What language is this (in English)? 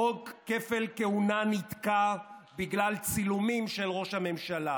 Hebrew